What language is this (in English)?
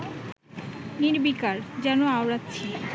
Bangla